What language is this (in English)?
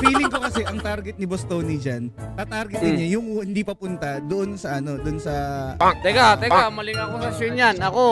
Filipino